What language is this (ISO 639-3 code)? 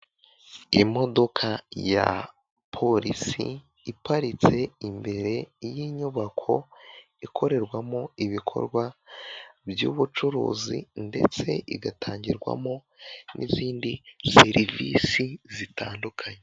kin